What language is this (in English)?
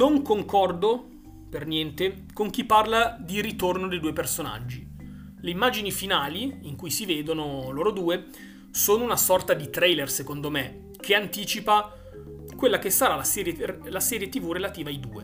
Italian